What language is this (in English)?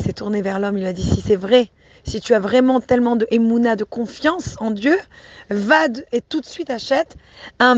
French